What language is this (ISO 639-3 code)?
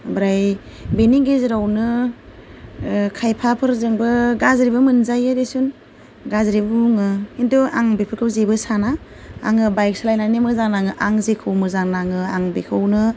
brx